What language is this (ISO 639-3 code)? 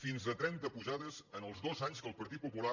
cat